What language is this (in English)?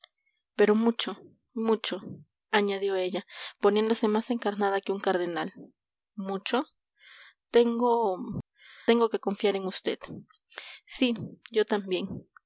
Spanish